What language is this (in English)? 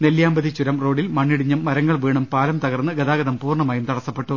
Malayalam